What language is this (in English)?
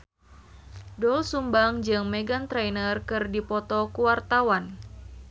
Sundanese